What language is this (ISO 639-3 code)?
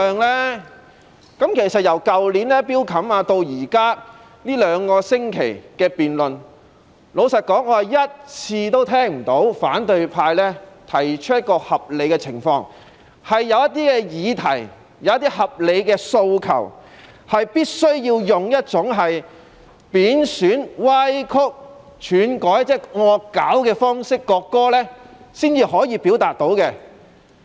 yue